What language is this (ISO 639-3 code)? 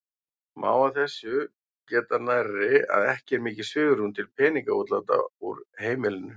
isl